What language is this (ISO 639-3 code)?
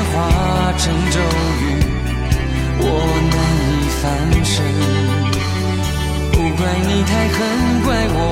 zho